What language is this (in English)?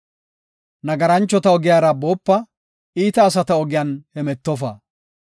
Gofa